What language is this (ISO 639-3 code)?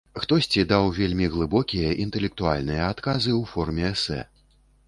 bel